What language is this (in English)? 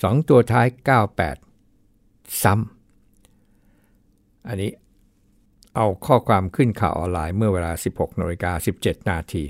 Thai